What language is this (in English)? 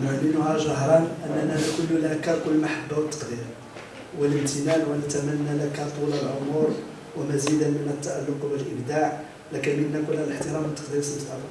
Arabic